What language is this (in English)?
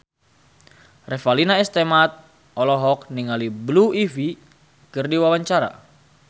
Sundanese